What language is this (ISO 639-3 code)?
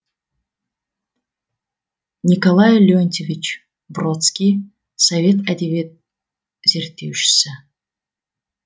kaz